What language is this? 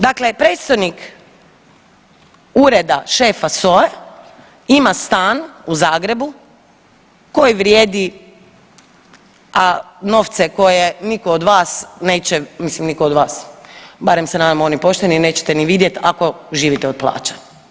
Croatian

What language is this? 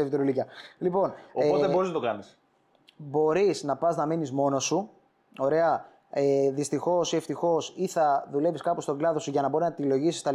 Greek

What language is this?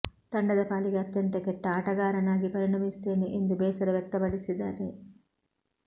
Kannada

